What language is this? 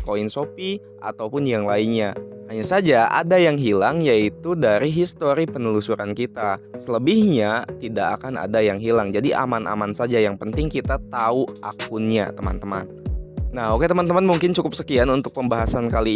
Indonesian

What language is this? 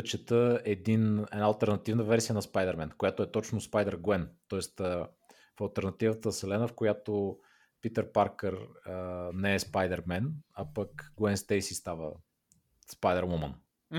Bulgarian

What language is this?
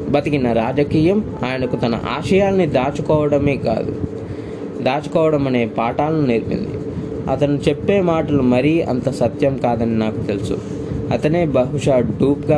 Telugu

